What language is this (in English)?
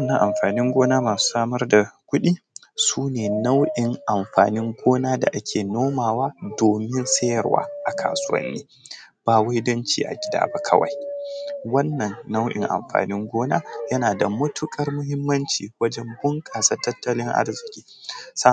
Hausa